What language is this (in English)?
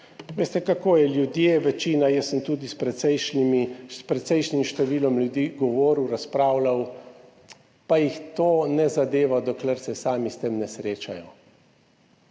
Slovenian